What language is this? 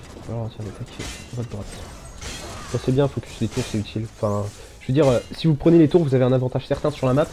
French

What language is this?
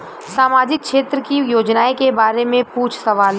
Bhojpuri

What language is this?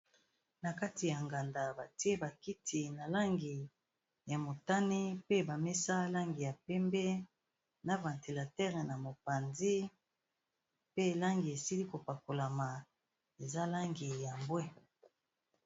Lingala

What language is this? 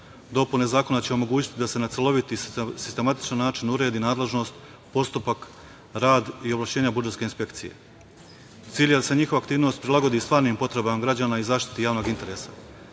Serbian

